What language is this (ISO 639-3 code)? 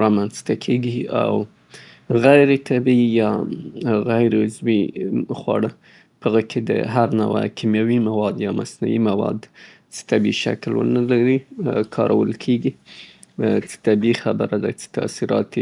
pbt